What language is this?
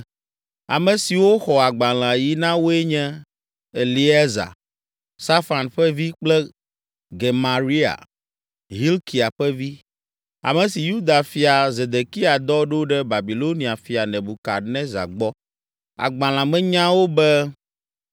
Ewe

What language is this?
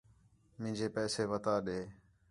Khetrani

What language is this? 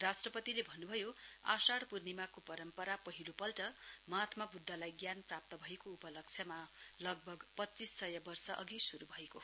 Nepali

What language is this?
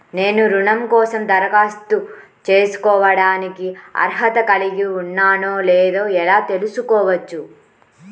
Telugu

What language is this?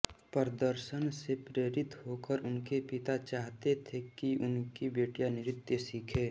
Hindi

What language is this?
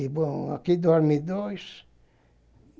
Portuguese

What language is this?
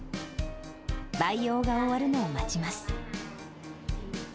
Japanese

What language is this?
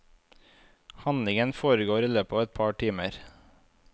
Norwegian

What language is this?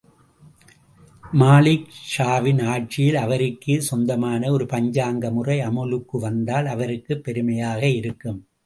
Tamil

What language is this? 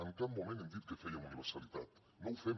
Catalan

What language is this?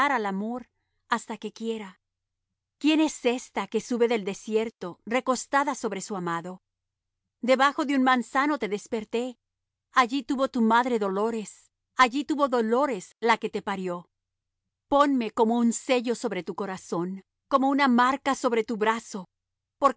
Spanish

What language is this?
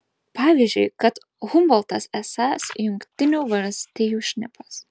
Lithuanian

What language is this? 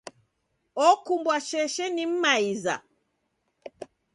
Taita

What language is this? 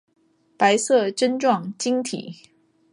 Chinese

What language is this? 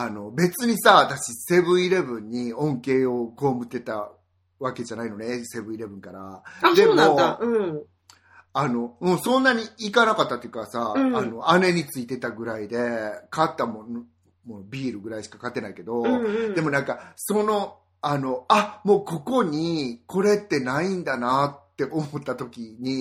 Japanese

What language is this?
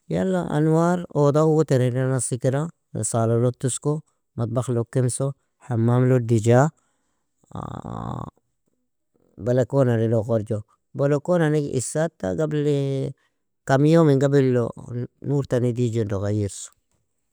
Nobiin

